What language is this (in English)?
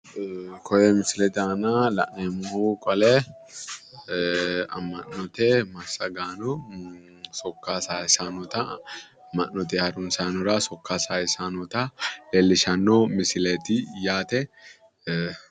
Sidamo